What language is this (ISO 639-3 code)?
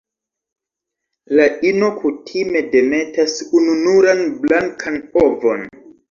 epo